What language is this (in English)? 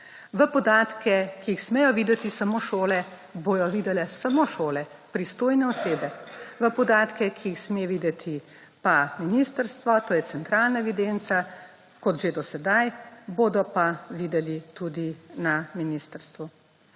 Slovenian